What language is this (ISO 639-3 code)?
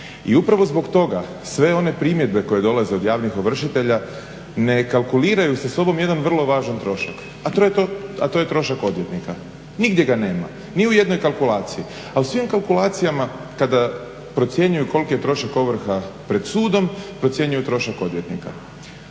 hrv